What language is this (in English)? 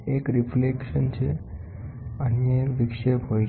Gujarati